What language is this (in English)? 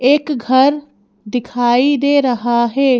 Hindi